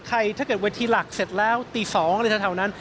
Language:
Thai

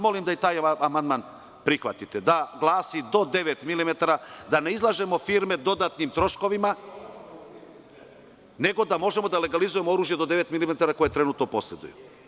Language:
Serbian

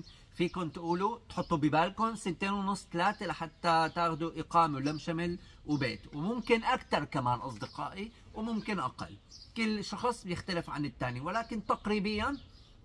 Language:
Arabic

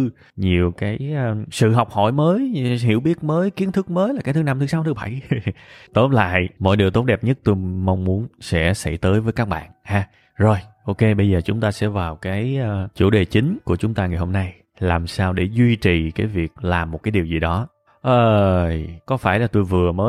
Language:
Vietnamese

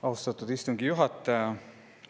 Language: Estonian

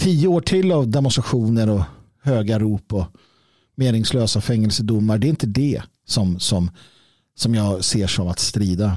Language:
Swedish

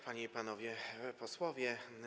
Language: Polish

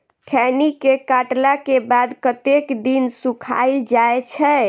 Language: Maithili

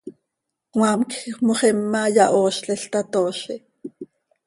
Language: Seri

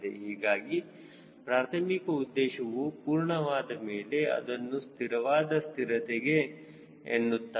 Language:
Kannada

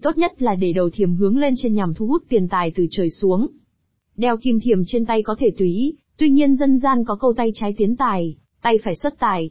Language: Vietnamese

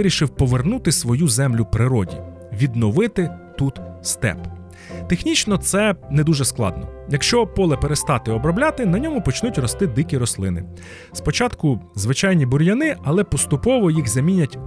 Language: Ukrainian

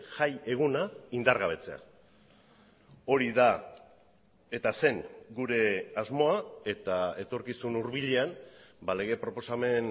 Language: Basque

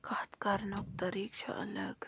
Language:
Kashmiri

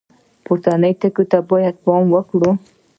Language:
Pashto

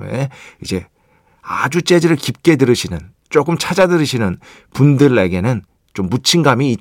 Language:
Korean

